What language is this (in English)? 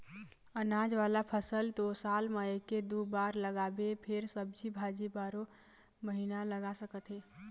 Chhattisgarhi